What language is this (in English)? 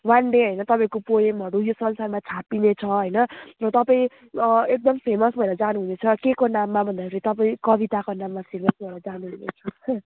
Nepali